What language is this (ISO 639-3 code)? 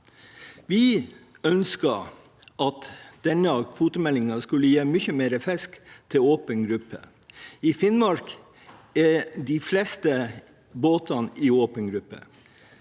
nor